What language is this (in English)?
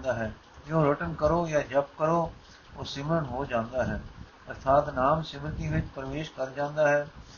Punjabi